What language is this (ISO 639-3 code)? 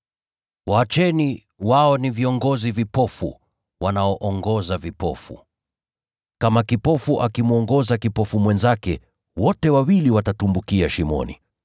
swa